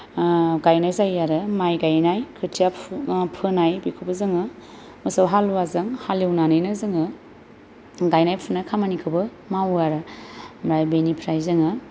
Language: Bodo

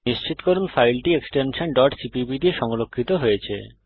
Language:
Bangla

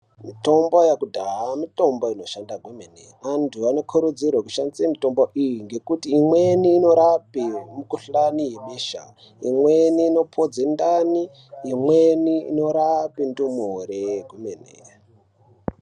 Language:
Ndau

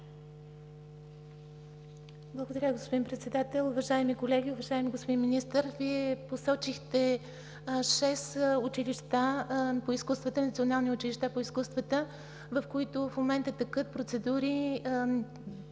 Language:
Bulgarian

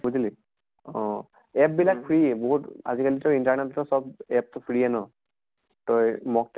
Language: Assamese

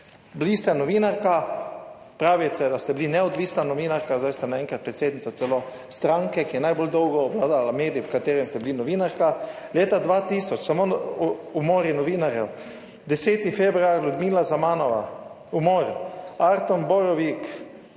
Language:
Slovenian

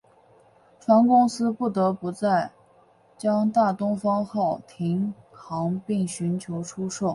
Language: Chinese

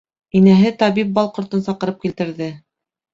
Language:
Bashkir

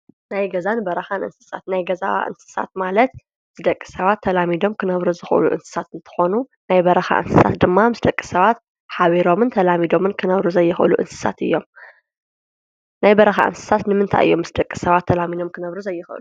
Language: Tigrinya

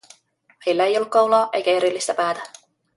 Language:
Finnish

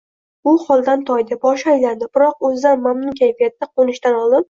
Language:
Uzbek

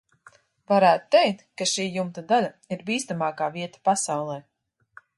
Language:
Latvian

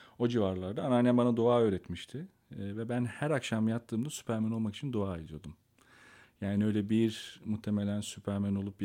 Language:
Turkish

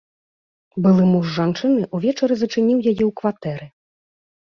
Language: Belarusian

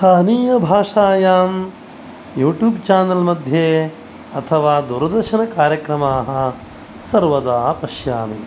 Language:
Sanskrit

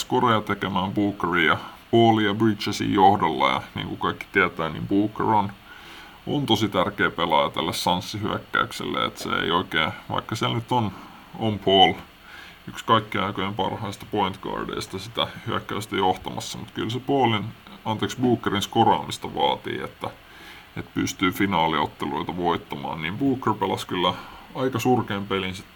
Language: Finnish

